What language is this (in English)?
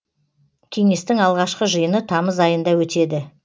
Kazakh